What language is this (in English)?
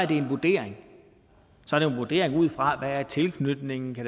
Danish